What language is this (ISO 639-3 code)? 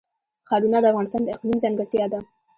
pus